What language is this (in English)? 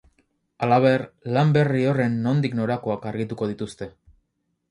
Basque